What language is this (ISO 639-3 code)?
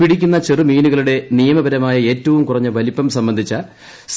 mal